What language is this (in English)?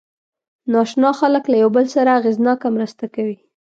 Pashto